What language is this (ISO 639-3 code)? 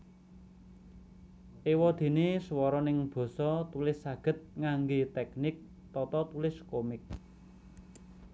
jav